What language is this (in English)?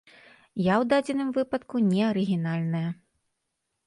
Belarusian